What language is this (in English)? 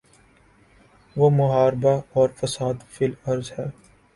Urdu